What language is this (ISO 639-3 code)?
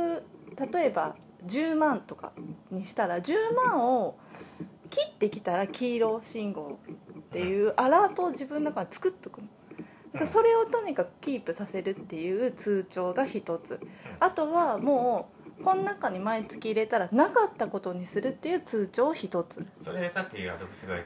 jpn